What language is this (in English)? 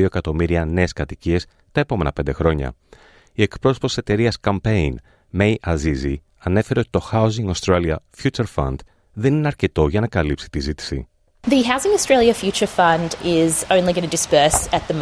Greek